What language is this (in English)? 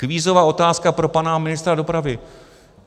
Czech